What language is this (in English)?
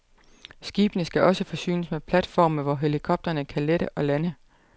Danish